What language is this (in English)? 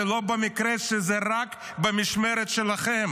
Hebrew